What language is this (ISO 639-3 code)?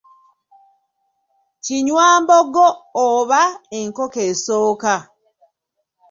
lug